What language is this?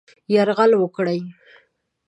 Pashto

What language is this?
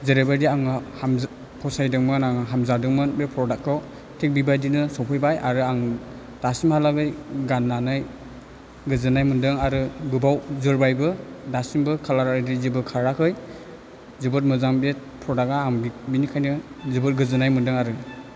Bodo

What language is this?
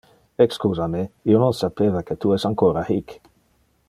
Interlingua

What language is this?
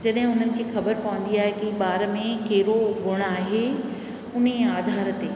Sindhi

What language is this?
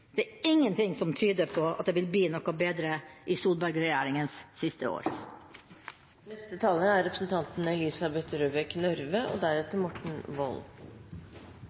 Norwegian Bokmål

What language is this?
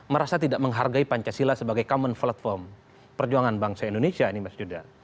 Indonesian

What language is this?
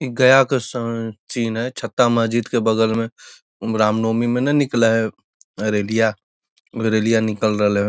Magahi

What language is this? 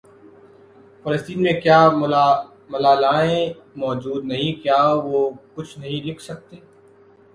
Urdu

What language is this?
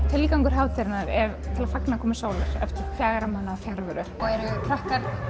Icelandic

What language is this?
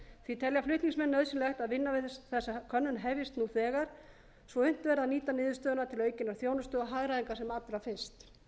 Icelandic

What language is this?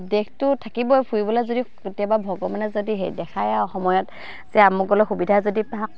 Assamese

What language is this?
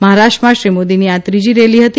Gujarati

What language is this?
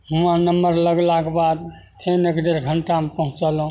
Maithili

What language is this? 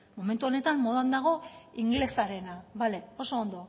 Basque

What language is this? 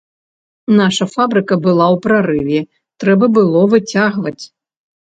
Belarusian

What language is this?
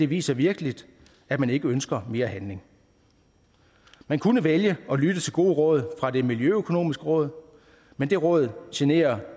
Danish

